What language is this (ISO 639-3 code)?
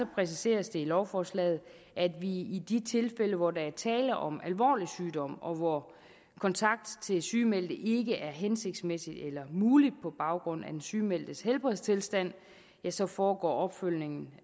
dan